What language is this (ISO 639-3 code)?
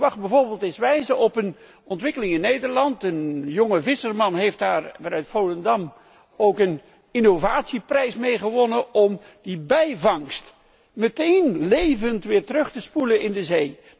nld